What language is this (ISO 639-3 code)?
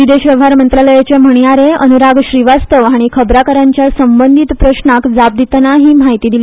kok